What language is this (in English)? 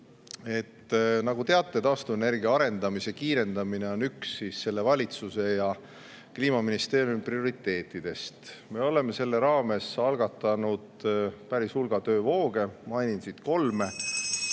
Estonian